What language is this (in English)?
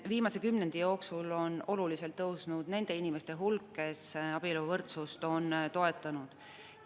Estonian